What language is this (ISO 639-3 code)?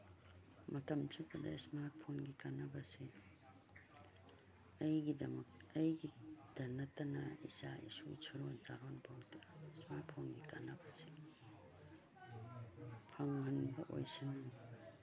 mni